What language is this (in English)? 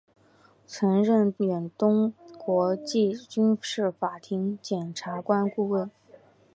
Chinese